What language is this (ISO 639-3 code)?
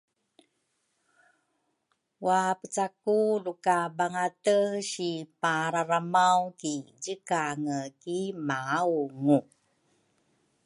dru